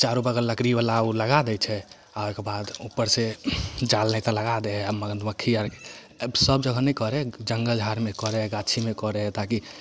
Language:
Maithili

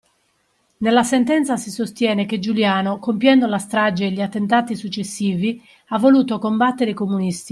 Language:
Italian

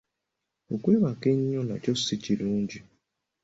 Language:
Ganda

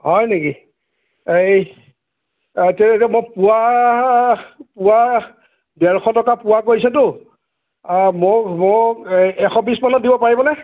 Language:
Assamese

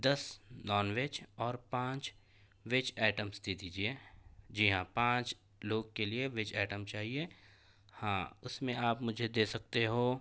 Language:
Urdu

